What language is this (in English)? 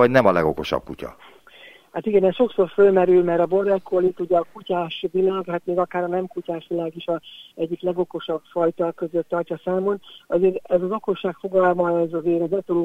Hungarian